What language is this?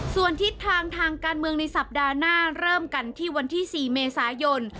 Thai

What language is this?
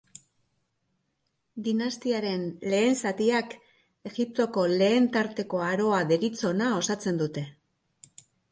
Basque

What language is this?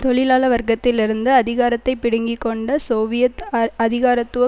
Tamil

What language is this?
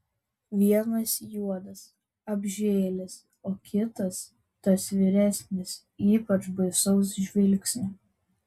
Lithuanian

